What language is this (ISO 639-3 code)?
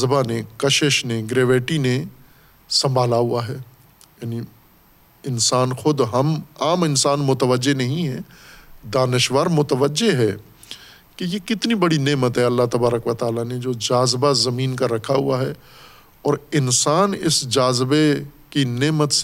urd